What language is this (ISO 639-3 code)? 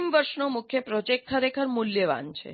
guj